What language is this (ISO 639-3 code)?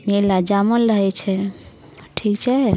mai